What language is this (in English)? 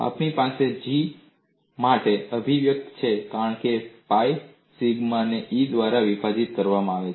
Gujarati